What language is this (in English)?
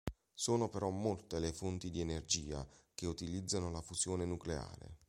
Italian